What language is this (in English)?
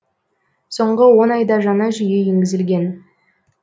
Kazakh